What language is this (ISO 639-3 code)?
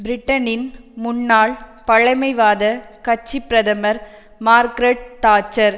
tam